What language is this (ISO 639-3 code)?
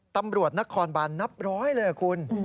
tha